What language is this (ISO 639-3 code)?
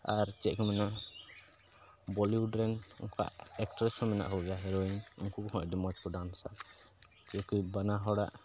sat